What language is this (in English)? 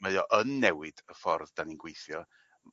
Welsh